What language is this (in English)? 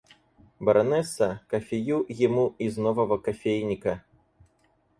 Russian